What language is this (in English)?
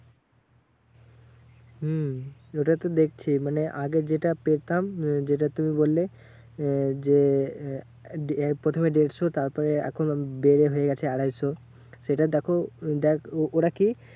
Bangla